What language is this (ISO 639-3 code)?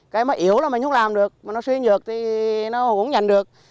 vie